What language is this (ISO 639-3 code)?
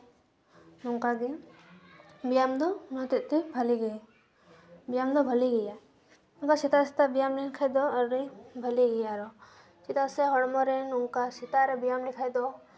sat